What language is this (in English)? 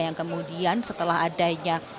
Indonesian